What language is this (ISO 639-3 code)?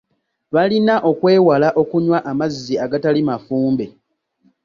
lug